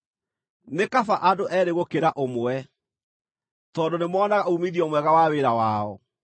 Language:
Kikuyu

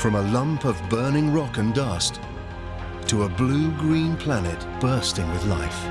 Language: English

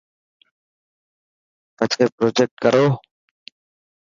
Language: Dhatki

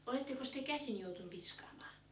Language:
Finnish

